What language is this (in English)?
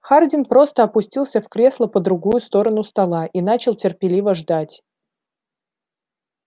Russian